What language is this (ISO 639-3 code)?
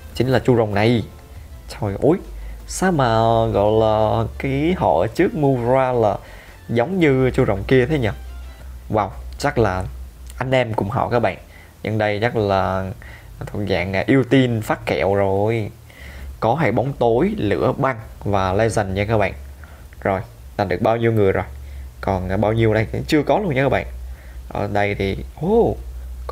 vie